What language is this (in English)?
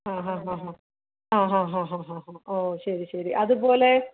Malayalam